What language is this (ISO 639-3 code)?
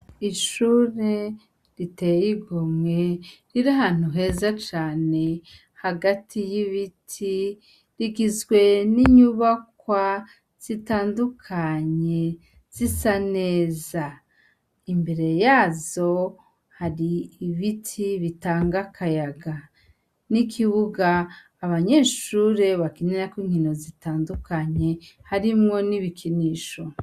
run